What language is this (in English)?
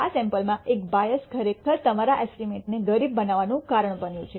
Gujarati